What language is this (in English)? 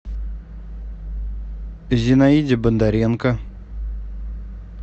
Russian